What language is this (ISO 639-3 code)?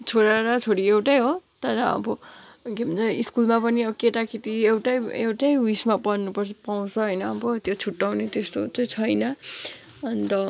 nep